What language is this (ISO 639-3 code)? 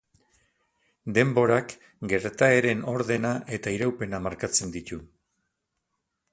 eus